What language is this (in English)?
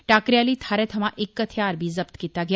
Dogri